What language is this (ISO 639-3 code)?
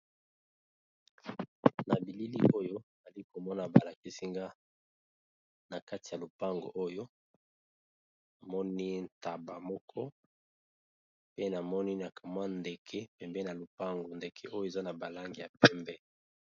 lin